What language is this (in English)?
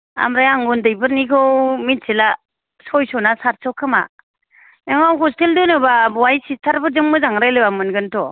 Bodo